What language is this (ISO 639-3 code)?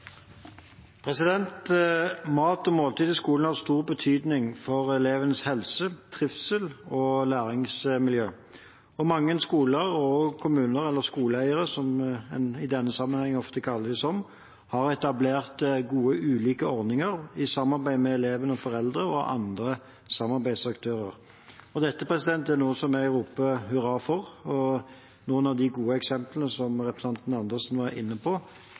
nob